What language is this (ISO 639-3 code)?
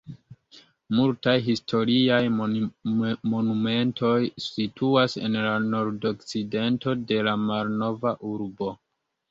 epo